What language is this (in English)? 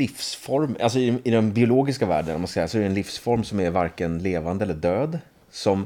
Swedish